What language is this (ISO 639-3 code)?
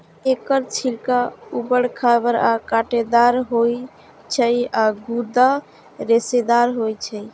mai